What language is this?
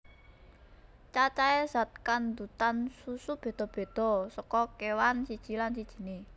Javanese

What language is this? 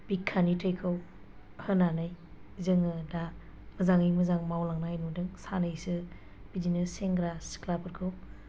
Bodo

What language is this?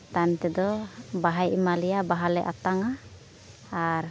Santali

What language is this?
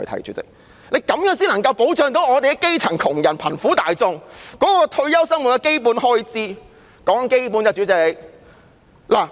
Cantonese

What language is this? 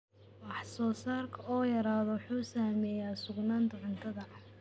Somali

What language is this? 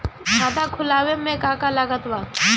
Bhojpuri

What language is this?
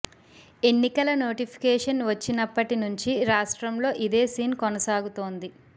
Telugu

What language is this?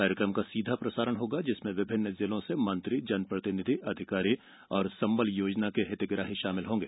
Hindi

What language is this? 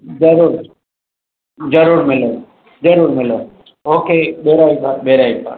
Sindhi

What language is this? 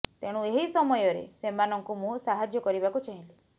Odia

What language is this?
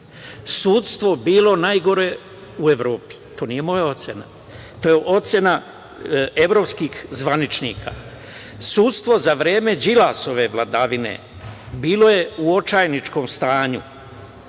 Serbian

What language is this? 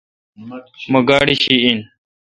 Kalkoti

